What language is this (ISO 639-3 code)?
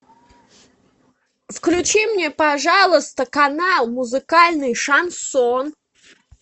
rus